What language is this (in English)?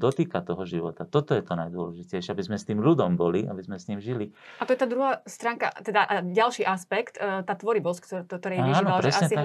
Slovak